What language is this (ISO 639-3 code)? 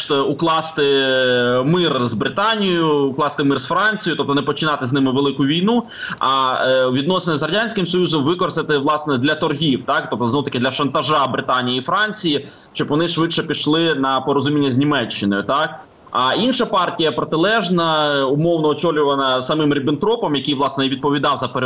ukr